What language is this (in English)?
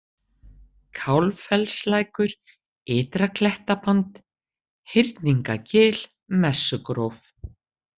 Icelandic